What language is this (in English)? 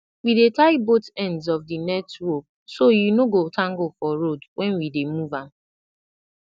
Nigerian Pidgin